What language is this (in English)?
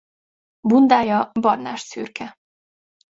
Hungarian